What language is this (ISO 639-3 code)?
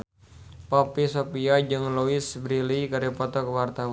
sun